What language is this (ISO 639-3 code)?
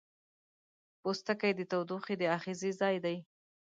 pus